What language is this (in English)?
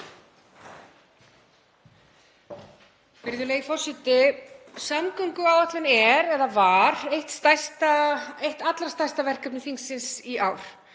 Icelandic